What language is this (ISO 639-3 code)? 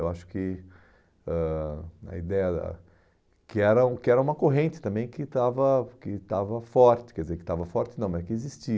por